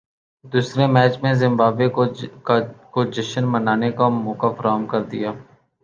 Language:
Urdu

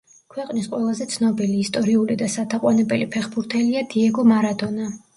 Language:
Georgian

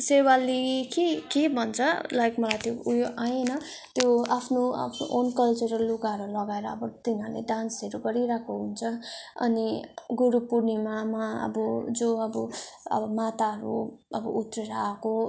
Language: Nepali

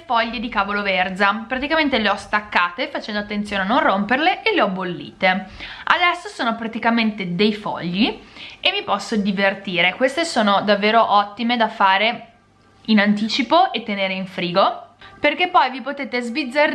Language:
Italian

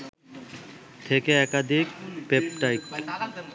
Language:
Bangla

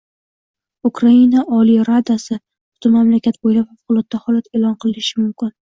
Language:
Uzbek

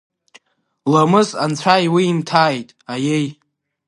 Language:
Abkhazian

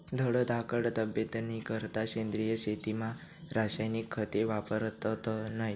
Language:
Marathi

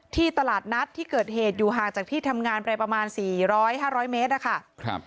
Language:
Thai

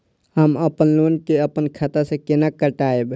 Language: Maithili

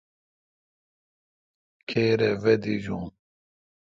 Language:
Kalkoti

